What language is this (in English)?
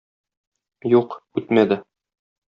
Tatar